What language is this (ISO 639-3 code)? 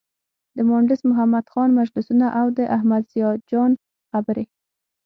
pus